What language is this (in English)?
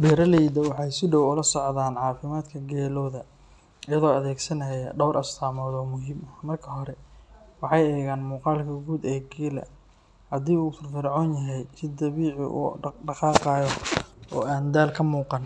Somali